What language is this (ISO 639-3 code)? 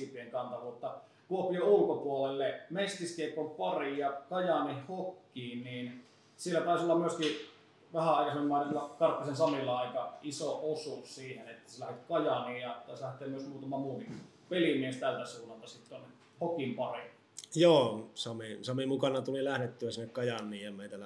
fin